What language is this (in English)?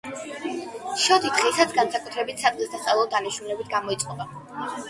Georgian